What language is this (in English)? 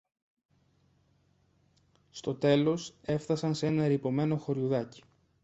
Greek